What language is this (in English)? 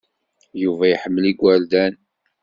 Kabyle